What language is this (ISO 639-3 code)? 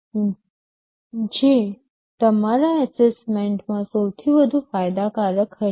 guj